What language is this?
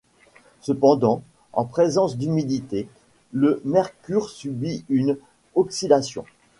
French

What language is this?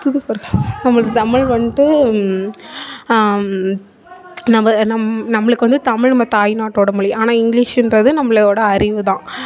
Tamil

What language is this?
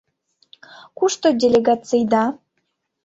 Mari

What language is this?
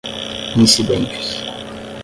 Portuguese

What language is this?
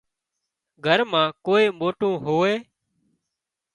Wadiyara Koli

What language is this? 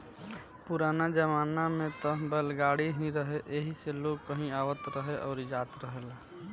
Bhojpuri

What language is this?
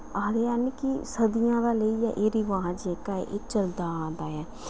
Dogri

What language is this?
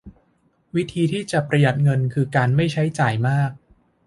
Thai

